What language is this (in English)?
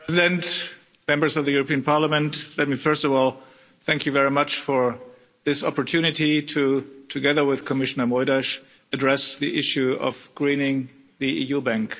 English